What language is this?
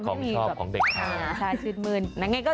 Thai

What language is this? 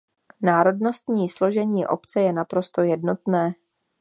Czech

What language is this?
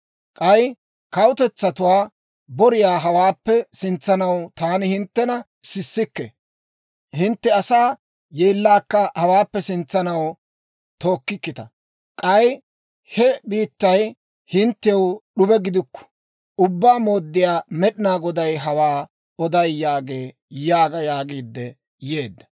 Dawro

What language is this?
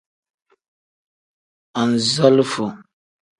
Tem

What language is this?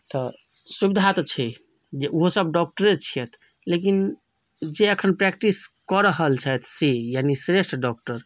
Maithili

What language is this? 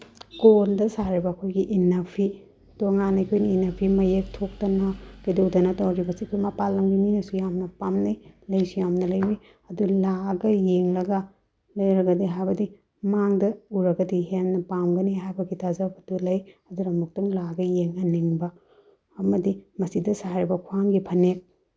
Manipuri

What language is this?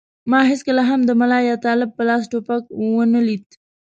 Pashto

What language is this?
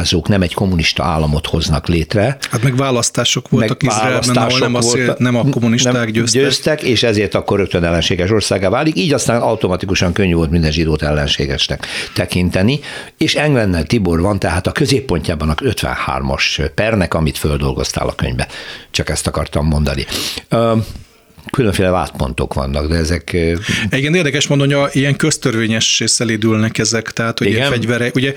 Hungarian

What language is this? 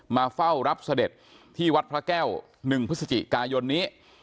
Thai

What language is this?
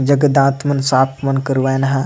Sadri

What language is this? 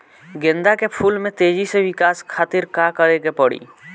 Bhojpuri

